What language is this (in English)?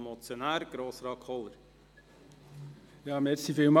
Swiss German